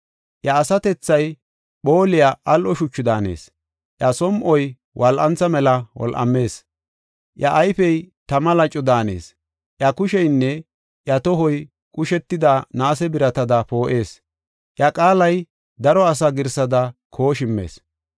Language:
Gofa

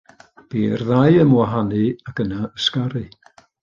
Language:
Welsh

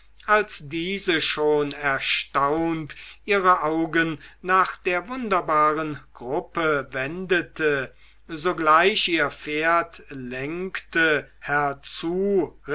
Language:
German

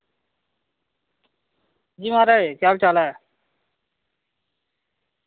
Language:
Dogri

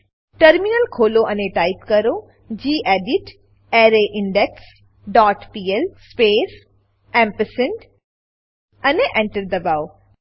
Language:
Gujarati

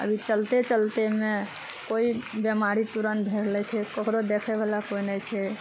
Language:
Maithili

